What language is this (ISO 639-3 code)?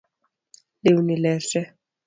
luo